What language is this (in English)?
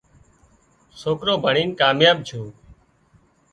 Wadiyara Koli